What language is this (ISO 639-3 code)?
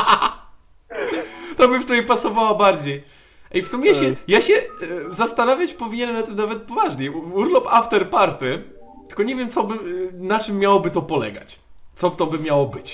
pol